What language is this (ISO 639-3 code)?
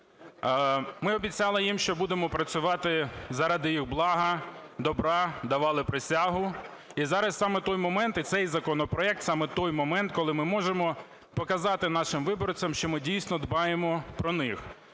ukr